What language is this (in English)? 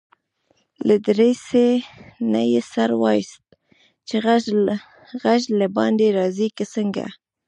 Pashto